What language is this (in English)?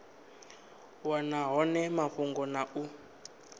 Venda